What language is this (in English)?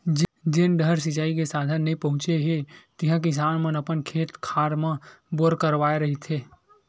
Chhattisgarhi